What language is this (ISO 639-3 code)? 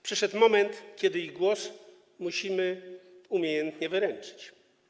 pol